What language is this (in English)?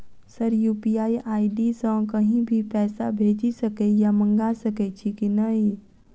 Maithili